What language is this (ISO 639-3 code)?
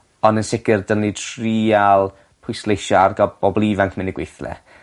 cym